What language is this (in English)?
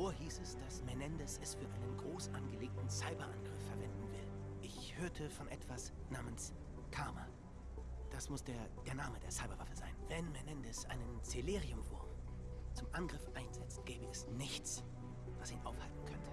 German